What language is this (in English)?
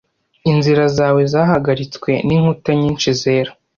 Kinyarwanda